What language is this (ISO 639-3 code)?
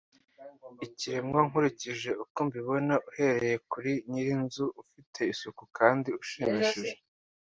kin